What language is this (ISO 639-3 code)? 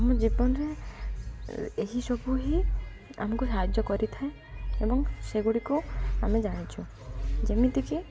ori